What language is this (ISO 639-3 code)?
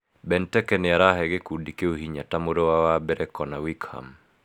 kik